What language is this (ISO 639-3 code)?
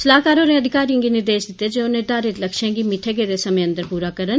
doi